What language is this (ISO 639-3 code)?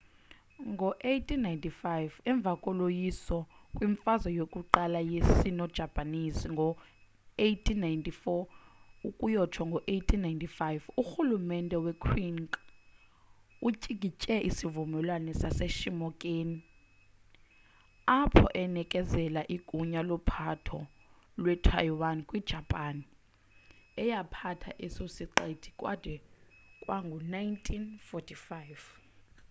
xho